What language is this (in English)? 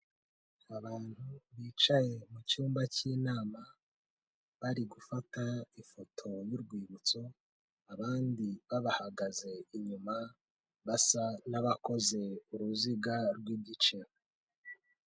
Kinyarwanda